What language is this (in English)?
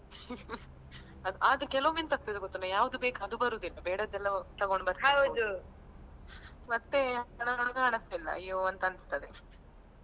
Kannada